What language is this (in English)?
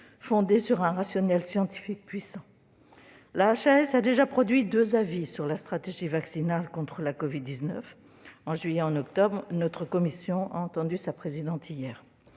French